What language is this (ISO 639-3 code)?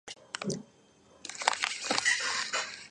kat